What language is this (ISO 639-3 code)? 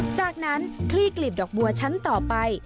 tha